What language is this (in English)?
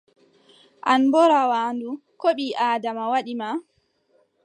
Adamawa Fulfulde